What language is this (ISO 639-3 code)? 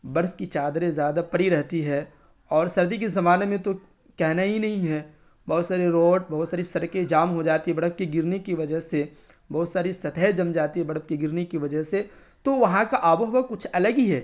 urd